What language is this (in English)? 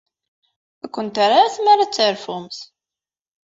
Kabyle